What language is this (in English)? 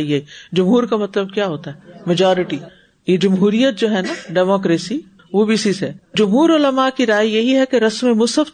Urdu